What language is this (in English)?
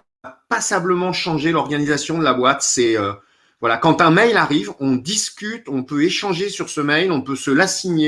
French